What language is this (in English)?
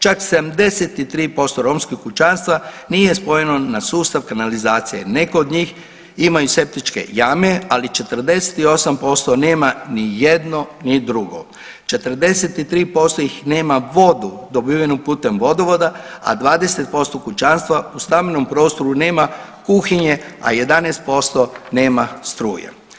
Croatian